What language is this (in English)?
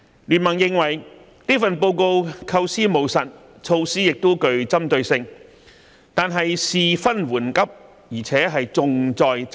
Cantonese